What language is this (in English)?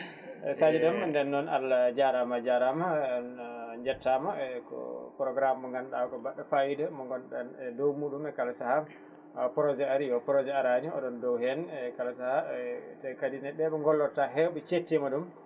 Fula